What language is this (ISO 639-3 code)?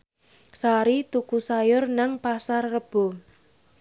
jav